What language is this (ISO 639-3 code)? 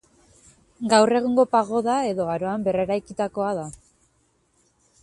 eus